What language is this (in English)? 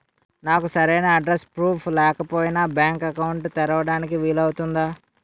Telugu